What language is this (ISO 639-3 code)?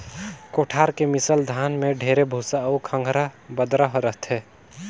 hne